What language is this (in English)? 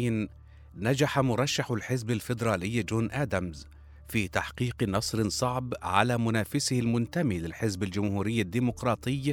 Arabic